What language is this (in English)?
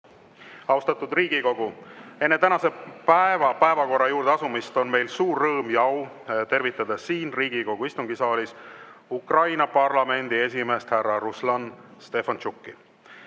Estonian